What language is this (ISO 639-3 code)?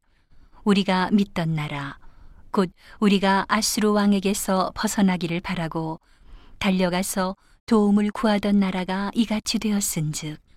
kor